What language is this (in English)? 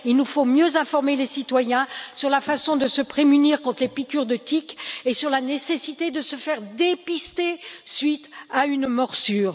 French